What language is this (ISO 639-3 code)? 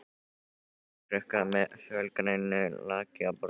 isl